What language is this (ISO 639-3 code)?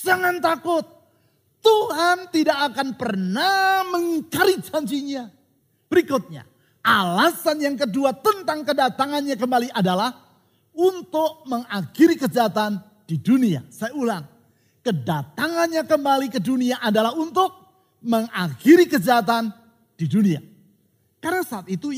ind